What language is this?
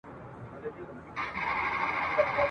Pashto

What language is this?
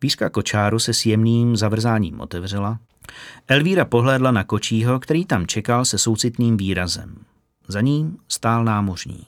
Czech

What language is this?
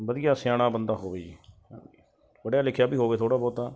Punjabi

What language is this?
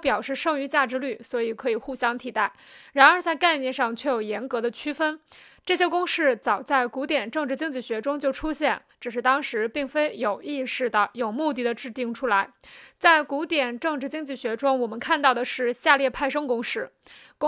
Chinese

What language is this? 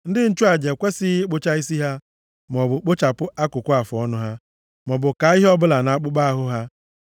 Igbo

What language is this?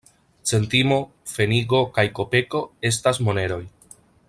Esperanto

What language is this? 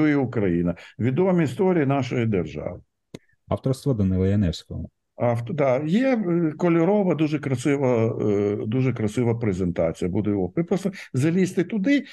Ukrainian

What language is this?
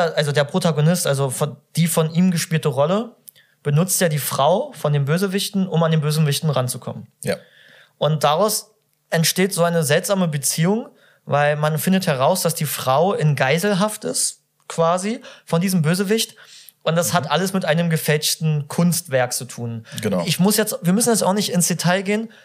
German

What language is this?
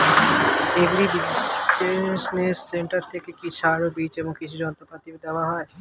Bangla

